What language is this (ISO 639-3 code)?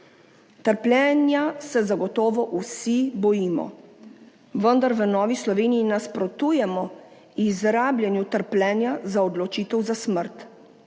slv